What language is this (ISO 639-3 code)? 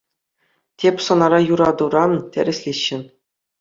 chv